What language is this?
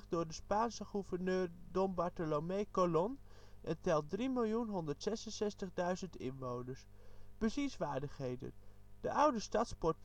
Dutch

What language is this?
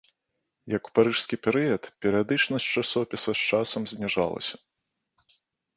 Belarusian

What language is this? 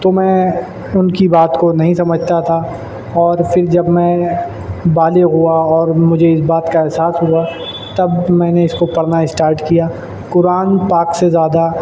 Urdu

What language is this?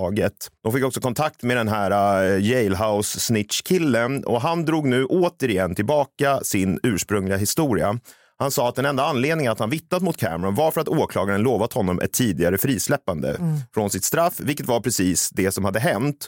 Swedish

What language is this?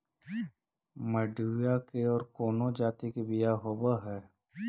Magahi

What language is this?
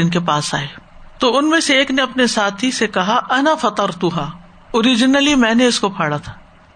Urdu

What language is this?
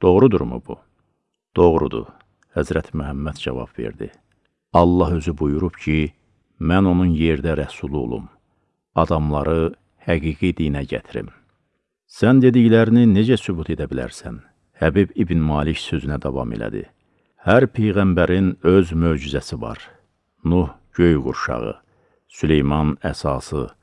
Turkish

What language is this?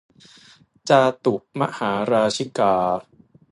Thai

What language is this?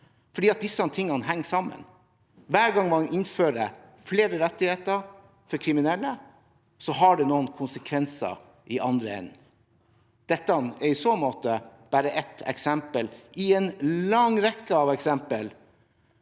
Norwegian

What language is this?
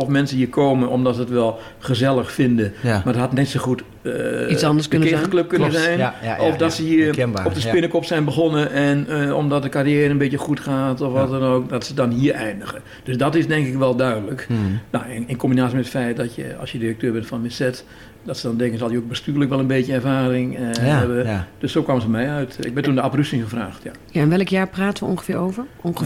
Dutch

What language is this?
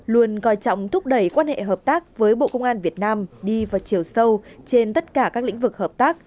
Vietnamese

